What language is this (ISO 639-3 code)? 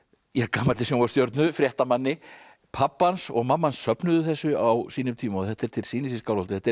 isl